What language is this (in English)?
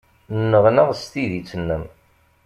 Kabyle